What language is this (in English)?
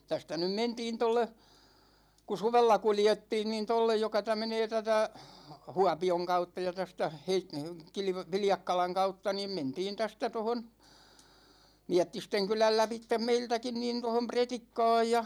Finnish